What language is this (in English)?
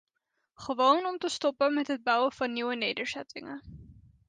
Dutch